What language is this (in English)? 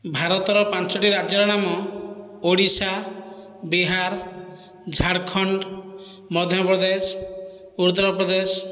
Odia